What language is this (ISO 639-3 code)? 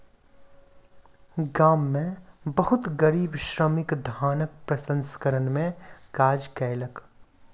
mai